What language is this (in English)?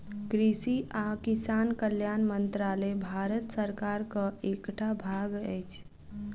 Maithili